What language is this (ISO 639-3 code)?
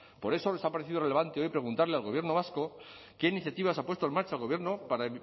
spa